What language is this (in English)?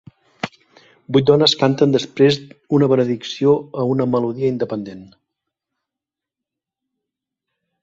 Catalan